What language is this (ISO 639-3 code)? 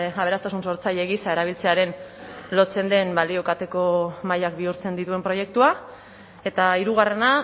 eus